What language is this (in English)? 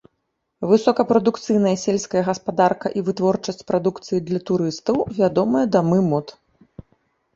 Belarusian